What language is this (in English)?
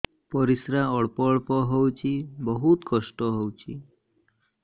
Odia